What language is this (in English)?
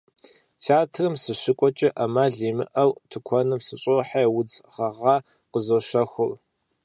Kabardian